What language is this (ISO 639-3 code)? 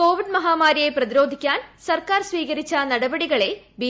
mal